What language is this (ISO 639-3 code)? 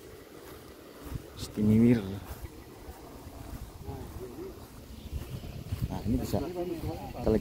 ind